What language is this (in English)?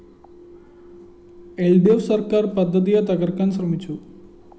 Malayalam